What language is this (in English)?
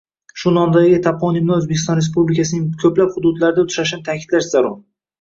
Uzbek